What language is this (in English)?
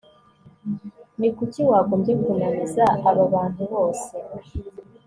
Kinyarwanda